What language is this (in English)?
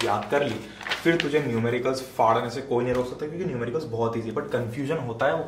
Hindi